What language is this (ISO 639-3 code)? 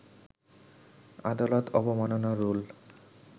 ben